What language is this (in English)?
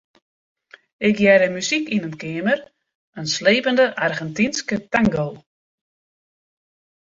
Western Frisian